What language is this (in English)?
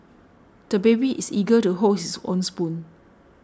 English